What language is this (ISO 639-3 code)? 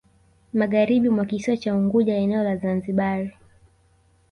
swa